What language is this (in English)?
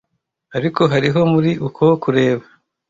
Kinyarwanda